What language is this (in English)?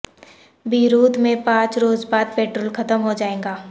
Urdu